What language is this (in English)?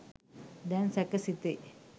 Sinhala